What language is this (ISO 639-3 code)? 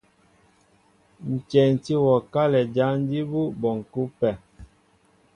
mbo